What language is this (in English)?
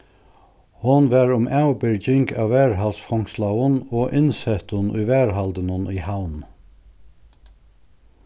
Faroese